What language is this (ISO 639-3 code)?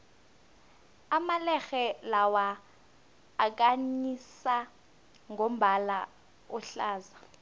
nbl